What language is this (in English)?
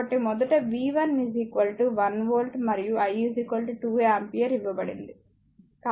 Telugu